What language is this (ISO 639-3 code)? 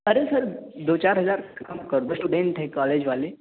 urd